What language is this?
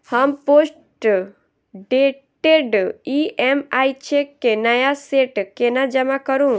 Maithili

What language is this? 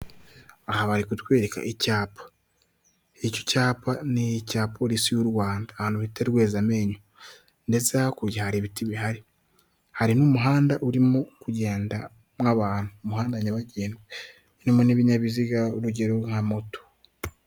Kinyarwanda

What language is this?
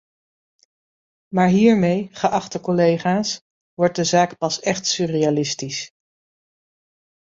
Dutch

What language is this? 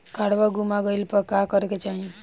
Bhojpuri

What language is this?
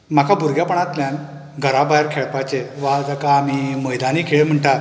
Konkani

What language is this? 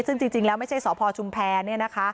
Thai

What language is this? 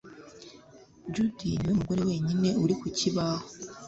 Kinyarwanda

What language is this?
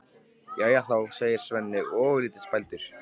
Icelandic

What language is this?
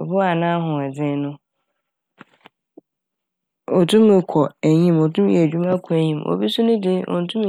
Akan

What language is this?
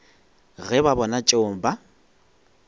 Northern Sotho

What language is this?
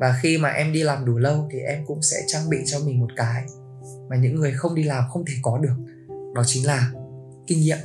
Vietnamese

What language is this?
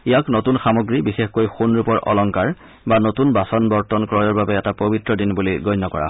Assamese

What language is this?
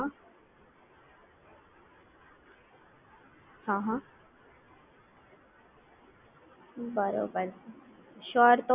Gujarati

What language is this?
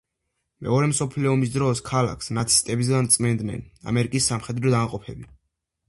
Georgian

